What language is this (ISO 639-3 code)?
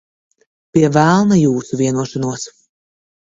lav